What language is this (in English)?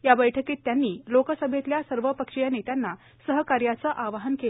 Marathi